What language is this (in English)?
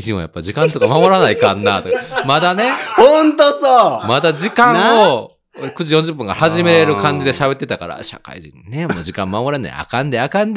Japanese